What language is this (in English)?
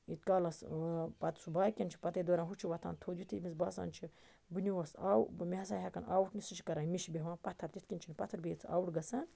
Kashmiri